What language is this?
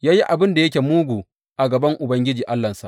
Hausa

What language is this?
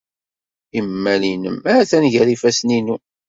Kabyle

